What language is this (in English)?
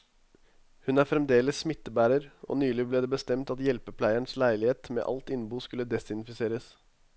Norwegian